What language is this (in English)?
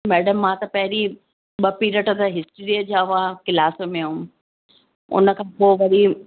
Sindhi